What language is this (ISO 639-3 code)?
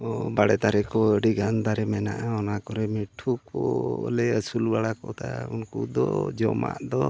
sat